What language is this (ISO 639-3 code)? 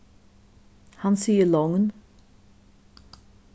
fao